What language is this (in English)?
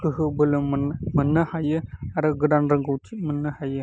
Bodo